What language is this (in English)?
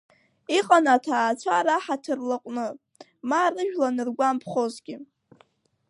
Abkhazian